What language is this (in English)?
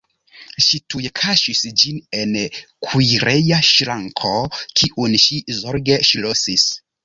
Esperanto